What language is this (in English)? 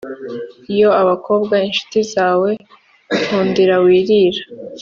Kinyarwanda